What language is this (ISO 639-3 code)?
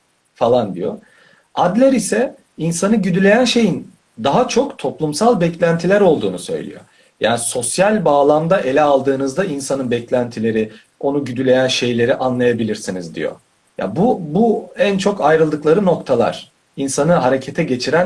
tur